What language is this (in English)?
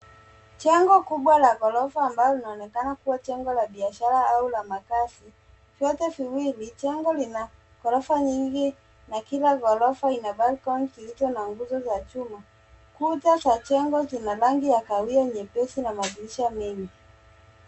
Swahili